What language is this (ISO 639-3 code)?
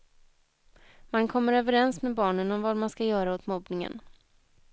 swe